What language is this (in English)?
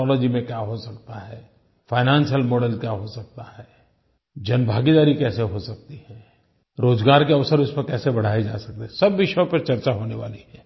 Hindi